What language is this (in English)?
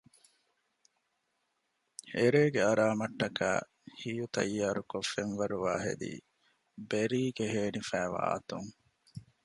Divehi